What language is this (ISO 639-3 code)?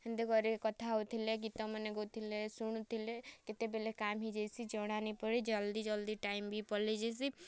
ori